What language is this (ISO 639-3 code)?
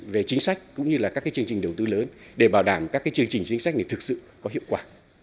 vie